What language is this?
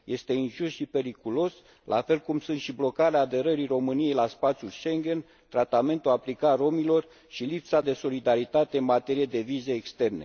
Romanian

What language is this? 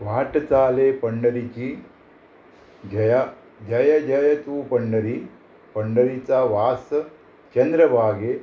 Konkani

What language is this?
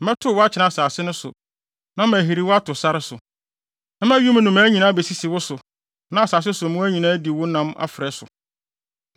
Akan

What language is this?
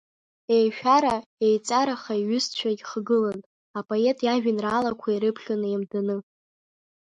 Abkhazian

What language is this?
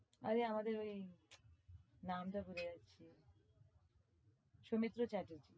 Bangla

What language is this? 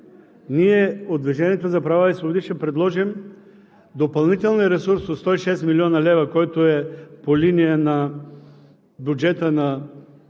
Bulgarian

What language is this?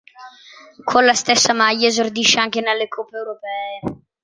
Italian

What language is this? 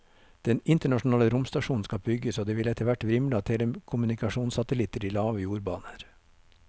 Norwegian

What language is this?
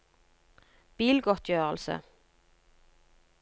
Norwegian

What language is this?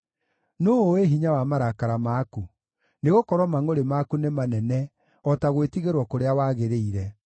Kikuyu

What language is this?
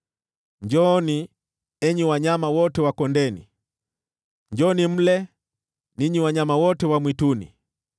Swahili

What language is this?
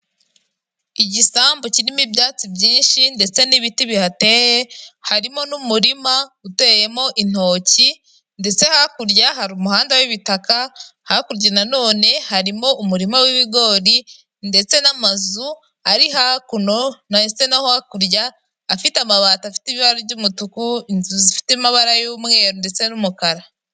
Kinyarwanda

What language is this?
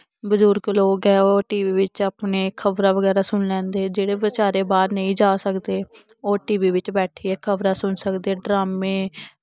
Dogri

